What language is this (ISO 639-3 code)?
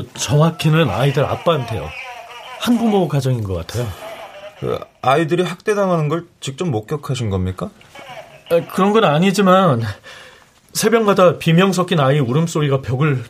kor